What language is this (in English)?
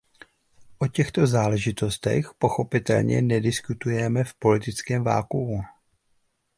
Czech